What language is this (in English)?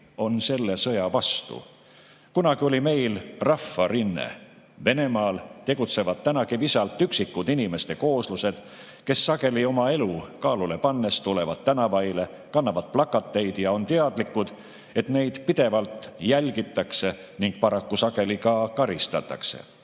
Estonian